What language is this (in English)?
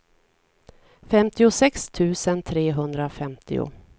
Swedish